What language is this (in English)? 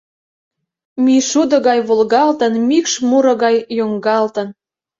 Mari